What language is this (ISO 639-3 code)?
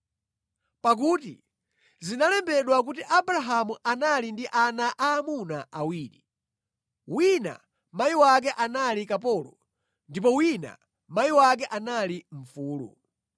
nya